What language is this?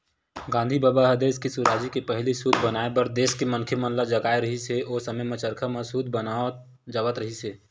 Chhattisgarhi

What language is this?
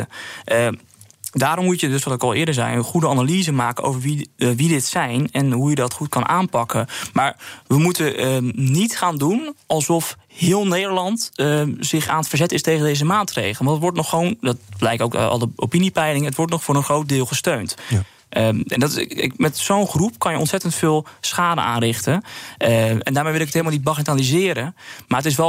Dutch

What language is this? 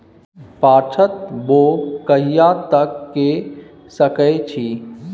Maithili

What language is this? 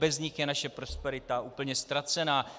Czech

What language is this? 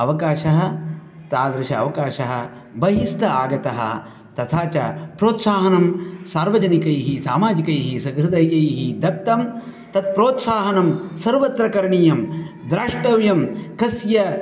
Sanskrit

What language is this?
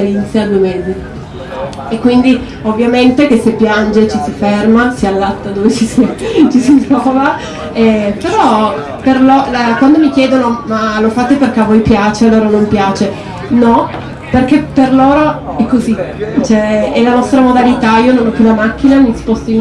Italian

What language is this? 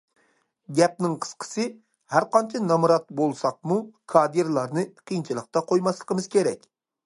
Uyghur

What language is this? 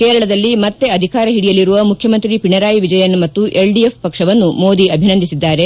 Kannada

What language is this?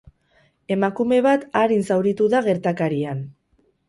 Basque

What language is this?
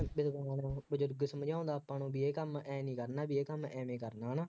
Punjabi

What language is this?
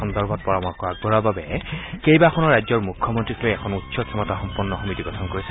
Assamese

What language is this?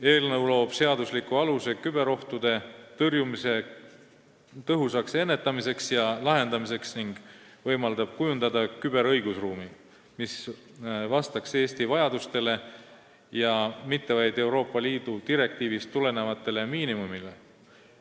Estonian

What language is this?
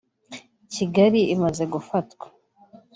Kinyarwanda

